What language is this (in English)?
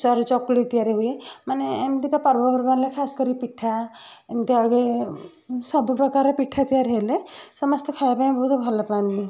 Odia